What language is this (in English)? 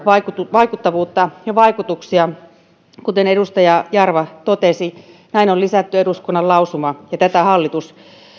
Finnish